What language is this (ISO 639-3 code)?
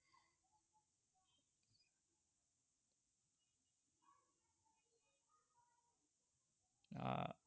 ben